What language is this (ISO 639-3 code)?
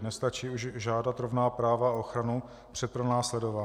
ces